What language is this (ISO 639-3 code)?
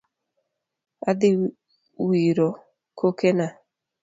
luo